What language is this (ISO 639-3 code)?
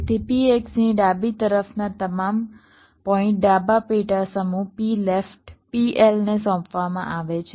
guj